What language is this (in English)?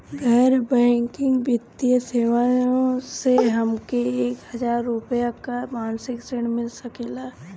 Bhojpuri